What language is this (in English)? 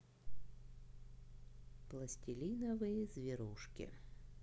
Russian